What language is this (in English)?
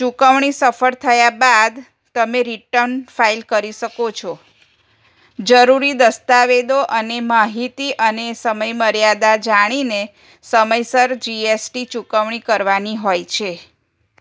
Gujarati